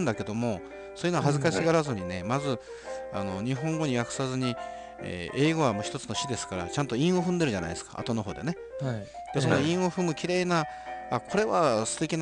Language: Japanese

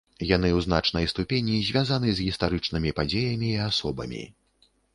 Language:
Belarusian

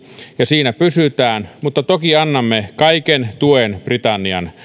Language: Finnish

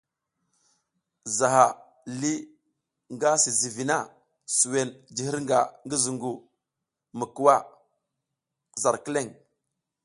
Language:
South Giziga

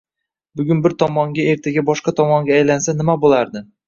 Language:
Uzbek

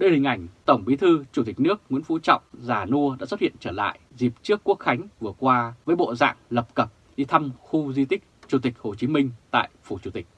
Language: Vietnamese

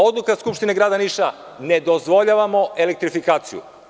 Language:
Serbian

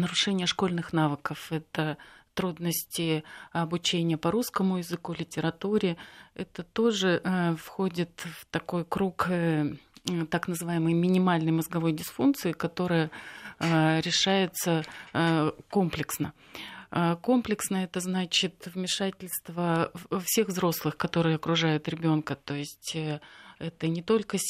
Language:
Russian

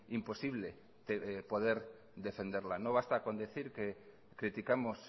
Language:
Spanish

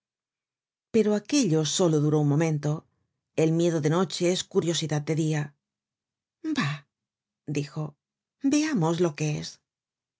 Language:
Spanish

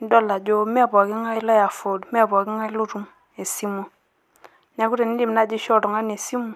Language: Masai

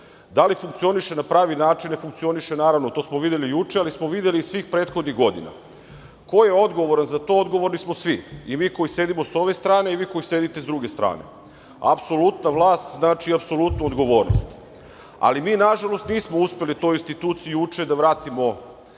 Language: Serbian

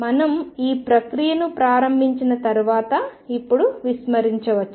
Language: Telugu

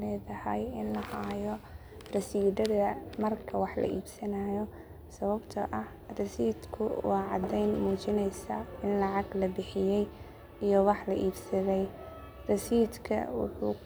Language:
Somali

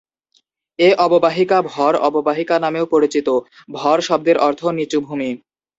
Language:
Bangla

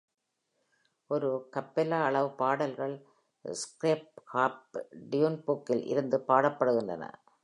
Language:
Tamil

